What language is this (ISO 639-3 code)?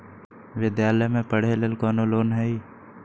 mag